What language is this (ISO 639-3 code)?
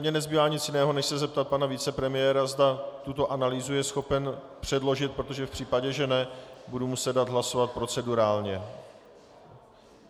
ces